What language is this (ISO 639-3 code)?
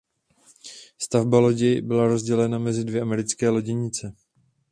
ces